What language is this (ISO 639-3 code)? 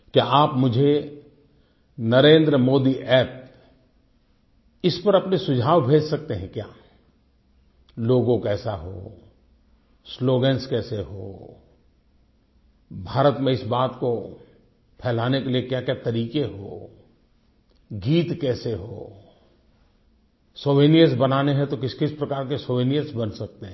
hin